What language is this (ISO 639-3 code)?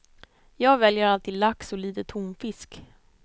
swe